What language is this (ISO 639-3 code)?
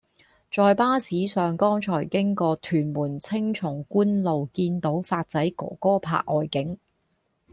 yue